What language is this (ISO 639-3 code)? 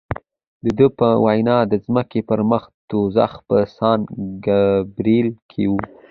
pus